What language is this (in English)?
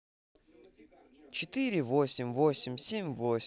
Russian